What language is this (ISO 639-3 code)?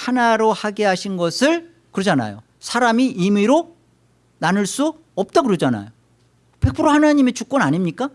kor